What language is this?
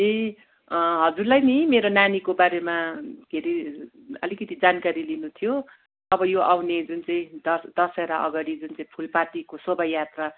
Nepali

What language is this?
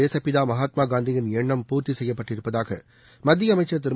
Tamil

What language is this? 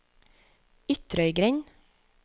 Norwegian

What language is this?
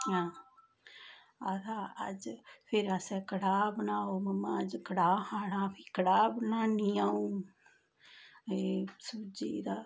Dogri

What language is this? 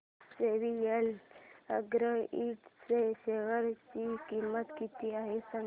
Marathi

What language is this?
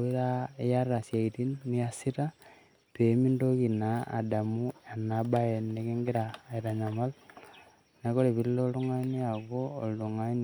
Masai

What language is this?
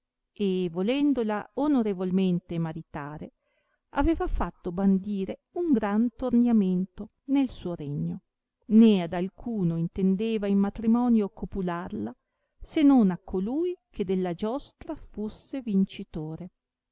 Italian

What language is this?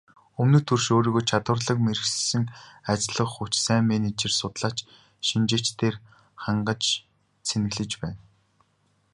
Mongolian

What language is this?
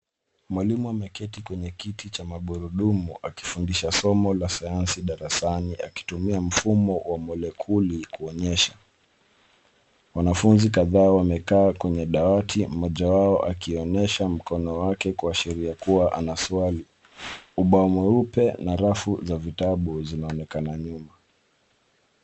Swahili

